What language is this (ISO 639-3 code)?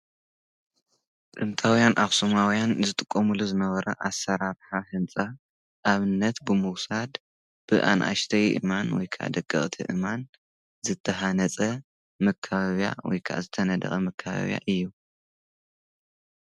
tir